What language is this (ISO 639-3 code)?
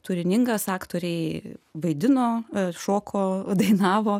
lit